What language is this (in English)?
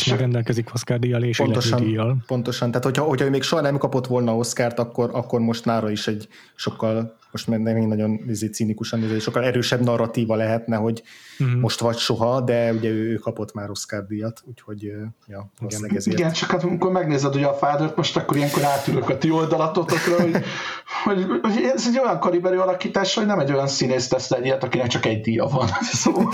Hungarian